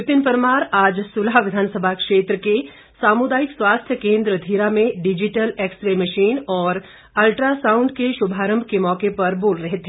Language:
Hindi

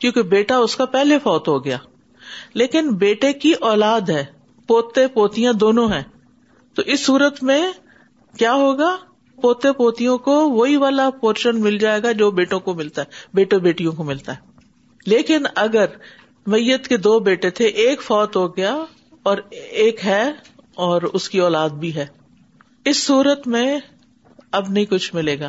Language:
Urdu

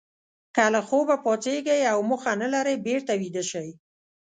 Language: Pashto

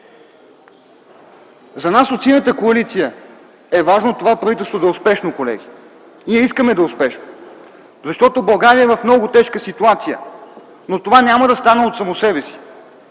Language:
Bulgarian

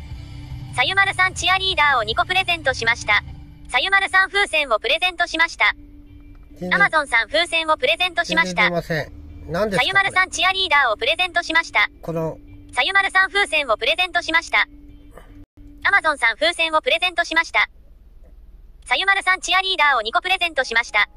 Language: Japanese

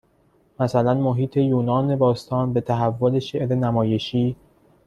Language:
Persian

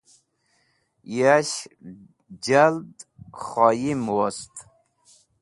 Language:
Wakhi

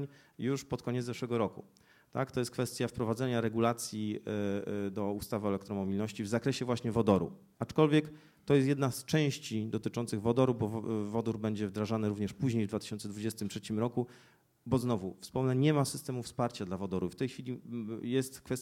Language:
Polish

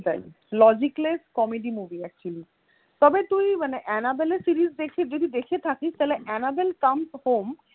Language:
Bangla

